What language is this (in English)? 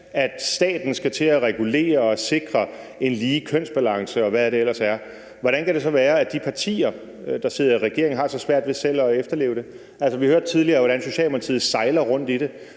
Danish